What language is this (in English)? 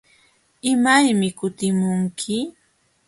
Jauja Wanca Quechua